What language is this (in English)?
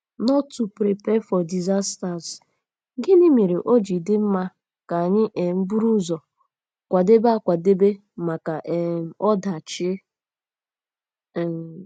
Igbo